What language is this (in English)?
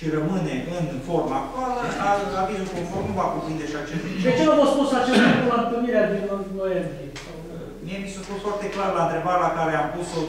Romanian